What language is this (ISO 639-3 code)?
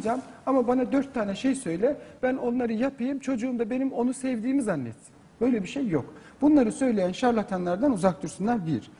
tur